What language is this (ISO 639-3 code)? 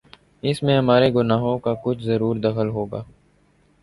urd